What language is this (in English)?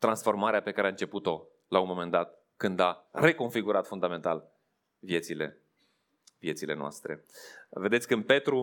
Romanian